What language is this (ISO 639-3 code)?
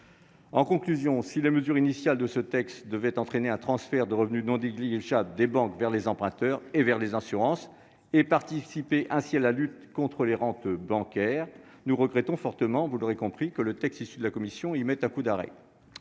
fra